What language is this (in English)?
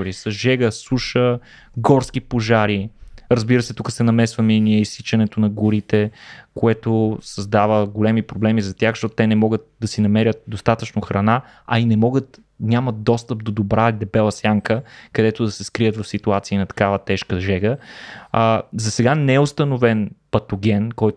Bulgarian